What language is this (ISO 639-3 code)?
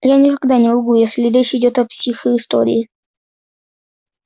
rus